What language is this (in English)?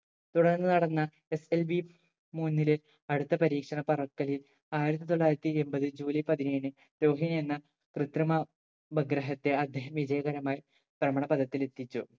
Malayalam